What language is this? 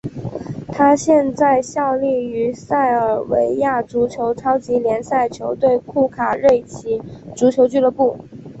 Chinese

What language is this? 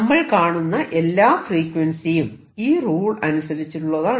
Malayalam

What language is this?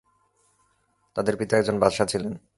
Bangla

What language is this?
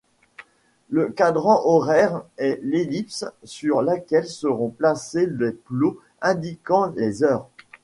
French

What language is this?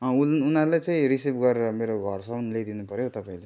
Nepali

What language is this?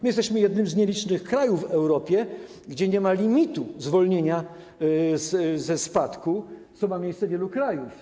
Polish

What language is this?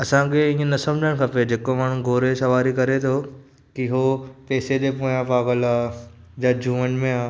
Sindhi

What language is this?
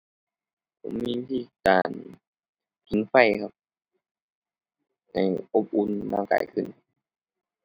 Thai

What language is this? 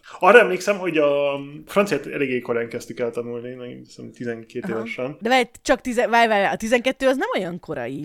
Hungarian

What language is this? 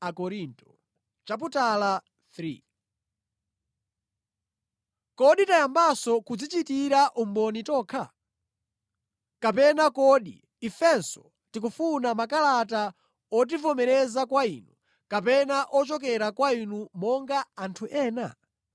Nyanja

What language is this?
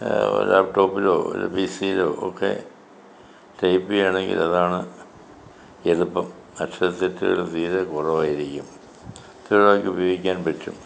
Malayalam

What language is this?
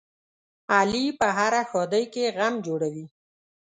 Pashto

